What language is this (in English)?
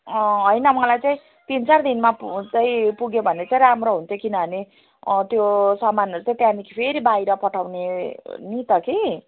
Nepali